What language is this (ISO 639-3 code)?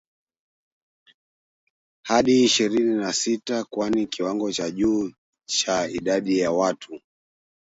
swa